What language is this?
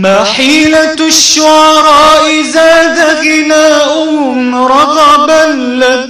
Arabic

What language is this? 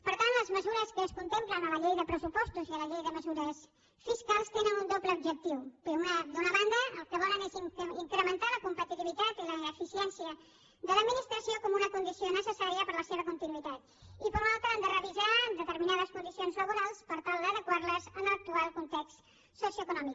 Catalan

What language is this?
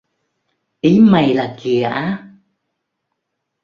Vietnamese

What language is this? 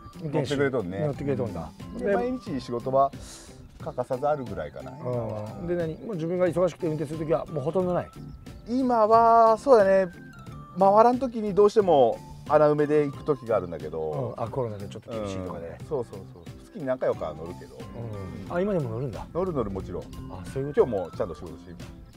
Japanese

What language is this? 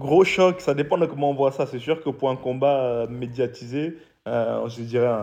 French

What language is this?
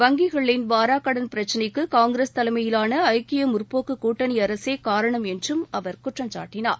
Tamil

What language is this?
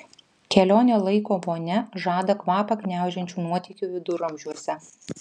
Lithuanian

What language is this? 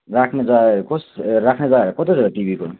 Nepali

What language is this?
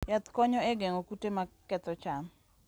Luo (Kenya and Tanzania)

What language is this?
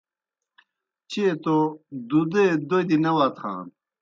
Kohistani Shina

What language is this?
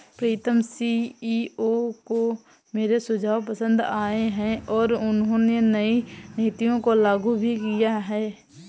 Hindi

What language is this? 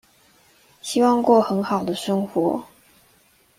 Chinese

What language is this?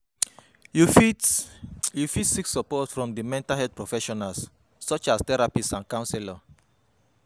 Nigerian Pidgin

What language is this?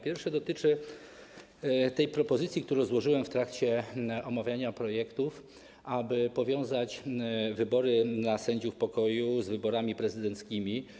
Polish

